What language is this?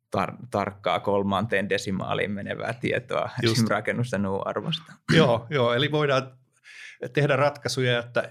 Finnish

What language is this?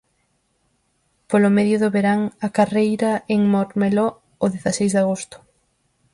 Galician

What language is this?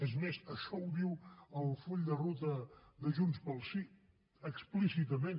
Catalan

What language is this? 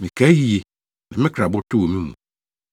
Akan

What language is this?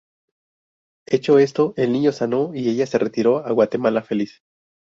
Spanish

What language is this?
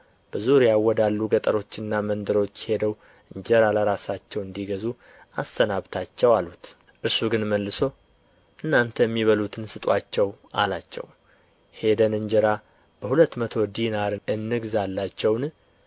Amharic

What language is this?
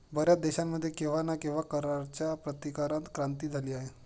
Marathi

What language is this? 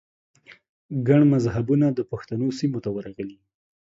Pashto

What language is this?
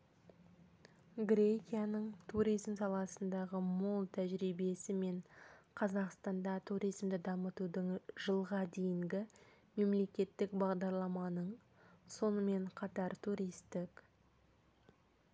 Kazakh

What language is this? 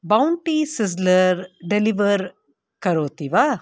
Sanskrit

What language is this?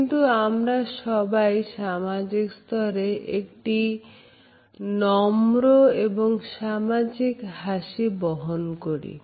Bangla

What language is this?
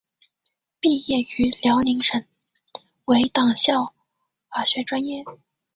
Chinese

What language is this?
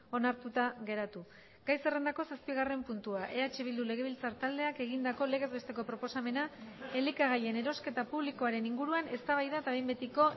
Basque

